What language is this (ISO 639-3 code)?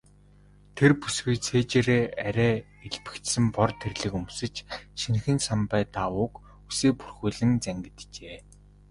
mon